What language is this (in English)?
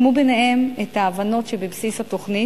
Hebrew